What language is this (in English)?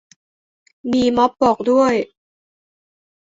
Thai